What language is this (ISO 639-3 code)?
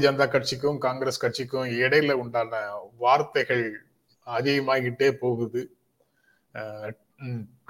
tam